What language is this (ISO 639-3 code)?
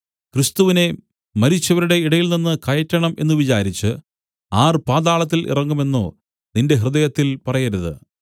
mal